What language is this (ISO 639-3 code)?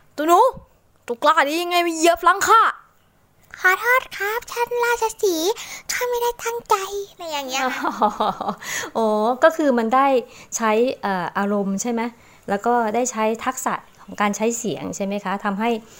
tha